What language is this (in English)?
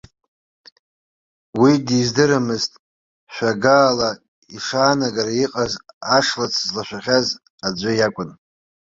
Abkhazian